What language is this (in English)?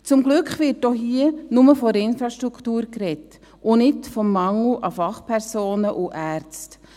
Swiss German